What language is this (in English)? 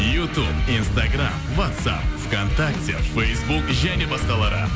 Kazakh